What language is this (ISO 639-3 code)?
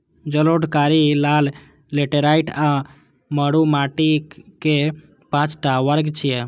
mai